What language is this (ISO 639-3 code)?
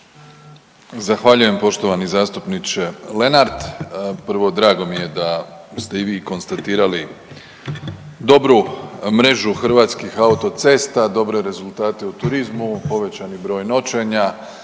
hrv